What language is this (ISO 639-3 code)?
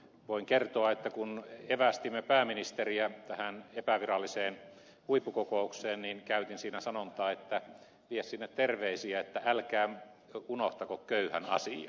fin